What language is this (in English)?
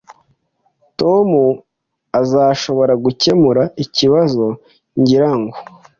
Kinyarwanda